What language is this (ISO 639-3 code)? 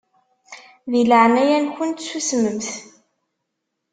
kab